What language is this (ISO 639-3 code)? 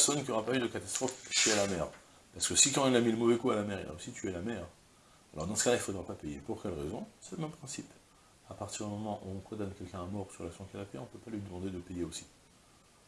fra